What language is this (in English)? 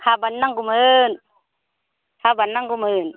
Bodo